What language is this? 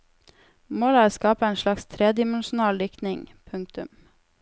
Norwegian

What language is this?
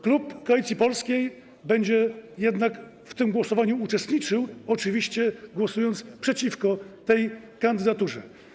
Polish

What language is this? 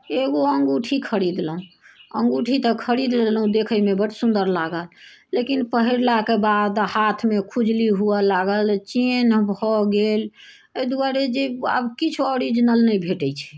Maithili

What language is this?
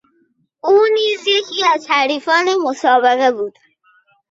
Persian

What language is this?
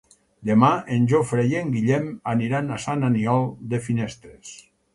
Catalan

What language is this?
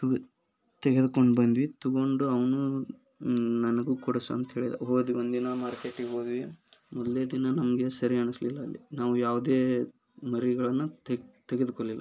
Kannada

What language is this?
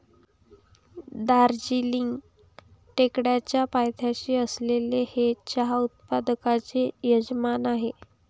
Marathi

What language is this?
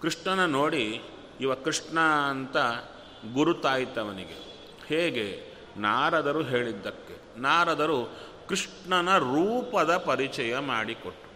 Kannada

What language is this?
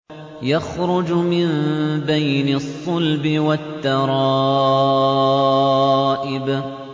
Arabic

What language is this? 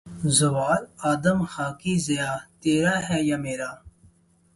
Urdu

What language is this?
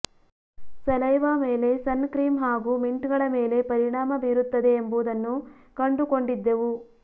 Kannada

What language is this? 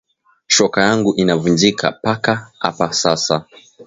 Swahili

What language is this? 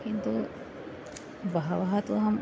Sanskrit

